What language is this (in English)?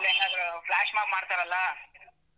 Kannada